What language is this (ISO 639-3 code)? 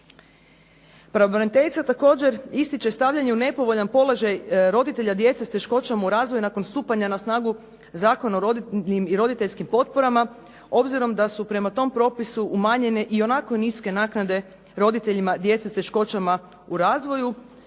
hrv